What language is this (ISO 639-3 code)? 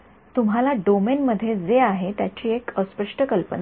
mar